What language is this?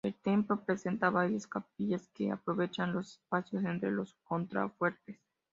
Spanish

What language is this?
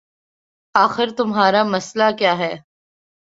Urdu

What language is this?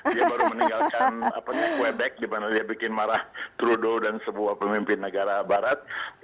Indonesian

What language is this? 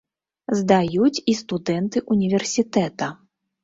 Belarusian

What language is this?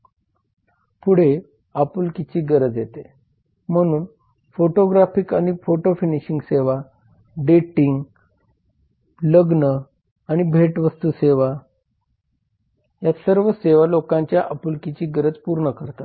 Marathi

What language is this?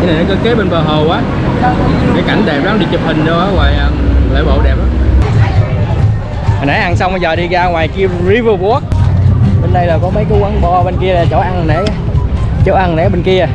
Vietnamese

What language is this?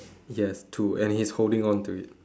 English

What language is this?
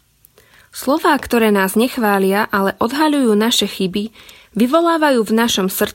Slovak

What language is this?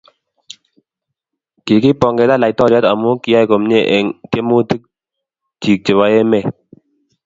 Kalenjin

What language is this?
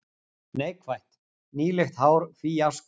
Icelandic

